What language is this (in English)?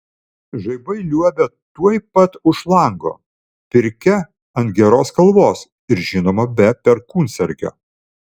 Lithuanian